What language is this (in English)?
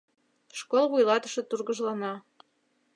Mari